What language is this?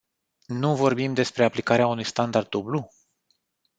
Romanian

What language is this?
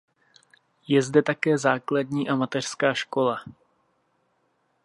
Czech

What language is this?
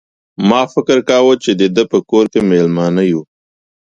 Pashto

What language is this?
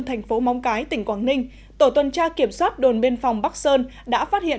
Vietnamese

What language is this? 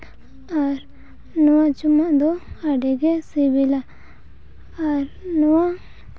Santali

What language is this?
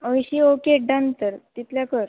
Konkani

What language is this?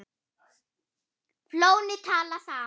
Icelandic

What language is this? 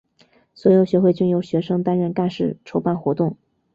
Chinese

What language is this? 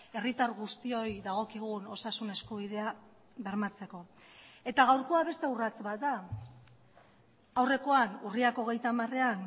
Basque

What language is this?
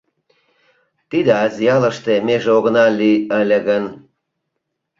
Mari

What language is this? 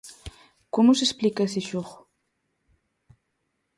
Galician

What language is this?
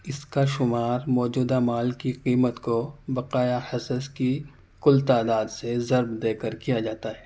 Urdu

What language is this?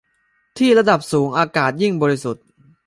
Thai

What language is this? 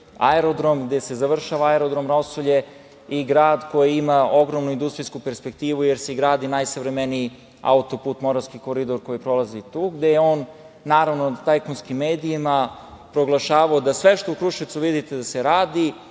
Serbian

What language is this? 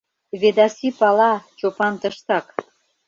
Mari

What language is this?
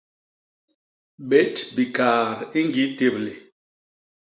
Basaa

